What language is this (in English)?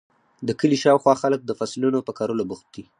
Pashto